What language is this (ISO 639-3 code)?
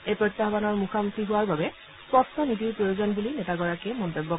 asm